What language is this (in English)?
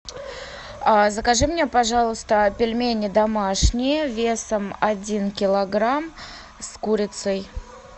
Russian